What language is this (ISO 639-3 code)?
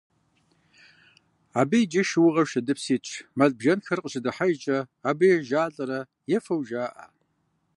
kbd